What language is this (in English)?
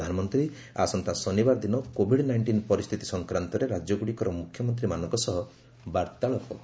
Odia